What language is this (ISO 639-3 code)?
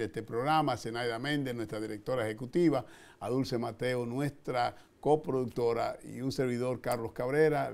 spa